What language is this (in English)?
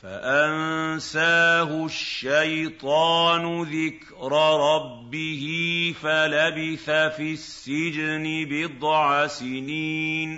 Arabic